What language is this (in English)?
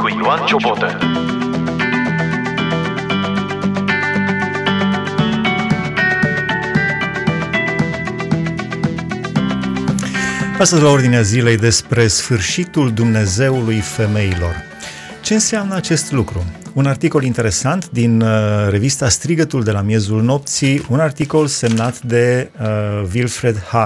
Romanian